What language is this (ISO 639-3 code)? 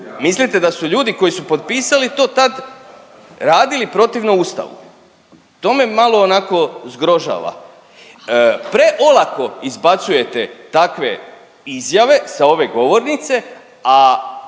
hrv